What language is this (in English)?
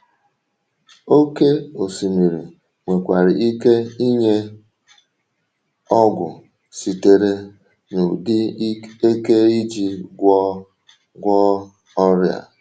Igbo